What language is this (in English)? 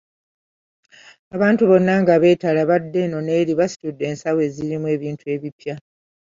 Ganda